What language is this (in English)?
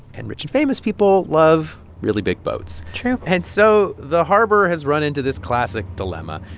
English